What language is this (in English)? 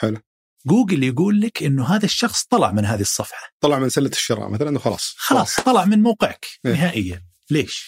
Arabic